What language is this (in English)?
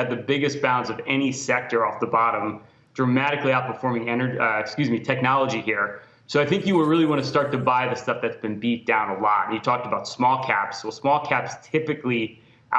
English